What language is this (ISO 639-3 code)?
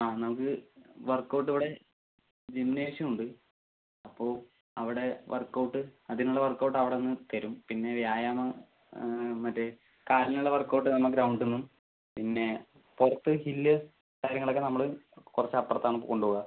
mal